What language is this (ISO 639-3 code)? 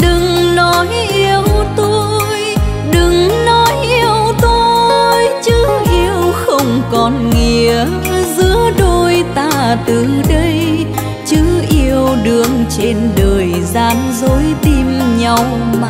vie